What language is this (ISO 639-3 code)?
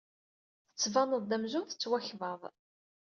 kab